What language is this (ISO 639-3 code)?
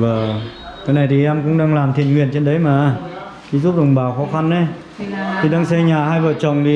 vie